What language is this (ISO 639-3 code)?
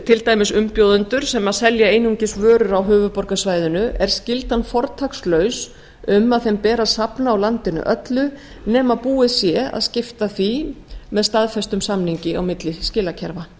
isl